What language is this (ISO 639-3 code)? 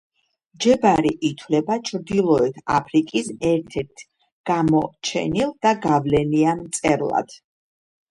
kat